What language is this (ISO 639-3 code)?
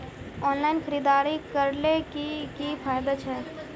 mag